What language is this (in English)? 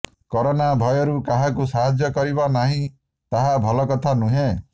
Odia